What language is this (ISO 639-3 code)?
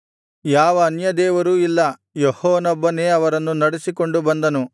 kan